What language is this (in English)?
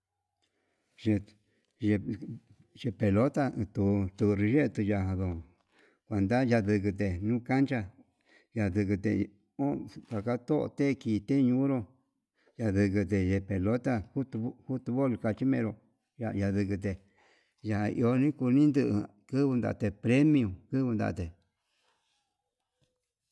Yutanduchi Mixtec